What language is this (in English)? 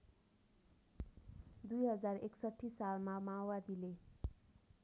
Nepali